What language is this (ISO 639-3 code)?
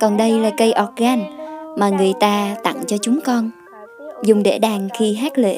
vie